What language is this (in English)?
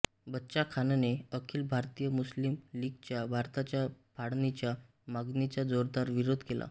Marathi